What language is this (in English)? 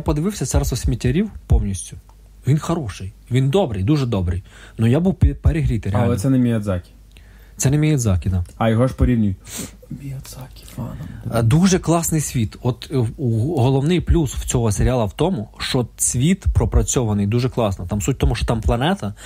Ukrainian